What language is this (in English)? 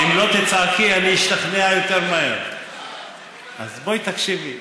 Hebrew